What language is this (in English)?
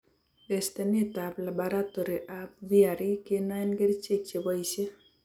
Kalenjin